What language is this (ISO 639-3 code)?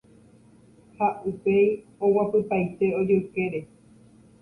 grn